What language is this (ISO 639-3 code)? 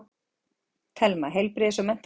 isl